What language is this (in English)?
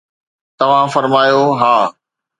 Sindhi